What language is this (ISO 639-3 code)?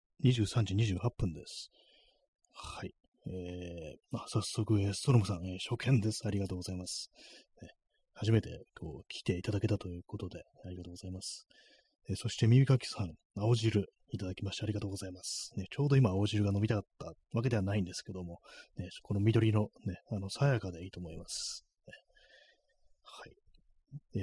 jpn